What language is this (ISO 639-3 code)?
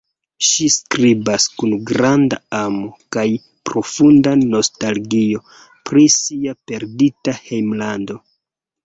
epo